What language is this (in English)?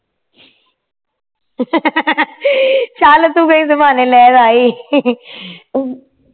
Punjabi